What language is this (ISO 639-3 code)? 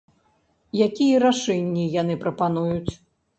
bel